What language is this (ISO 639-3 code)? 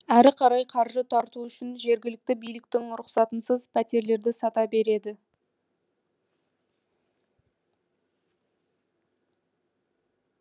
kaz